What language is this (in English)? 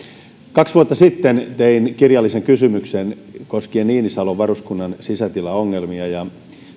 Finnish